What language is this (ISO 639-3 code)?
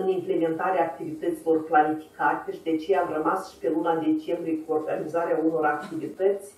ron